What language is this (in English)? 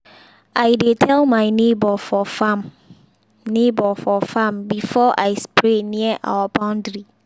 Nigerian Pidgin